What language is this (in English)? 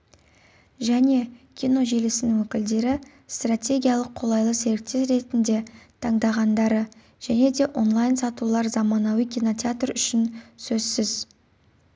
Kazakh